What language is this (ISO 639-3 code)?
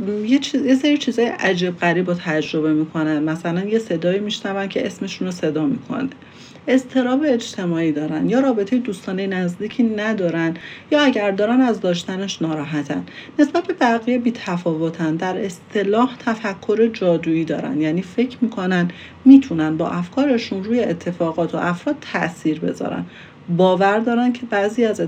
fas